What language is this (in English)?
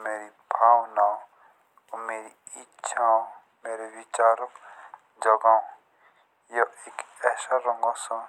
Jaunsari